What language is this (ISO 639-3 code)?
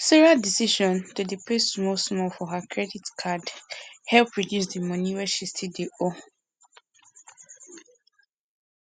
pcm